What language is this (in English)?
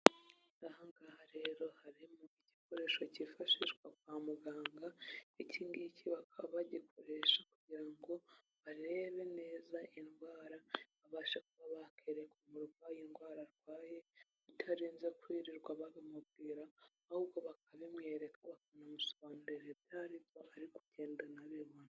Kinyarwanda